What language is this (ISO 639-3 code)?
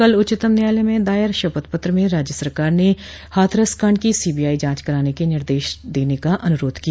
hin